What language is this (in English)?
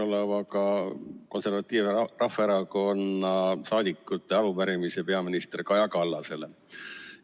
Estonian